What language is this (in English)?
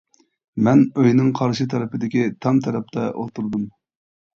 Uyghur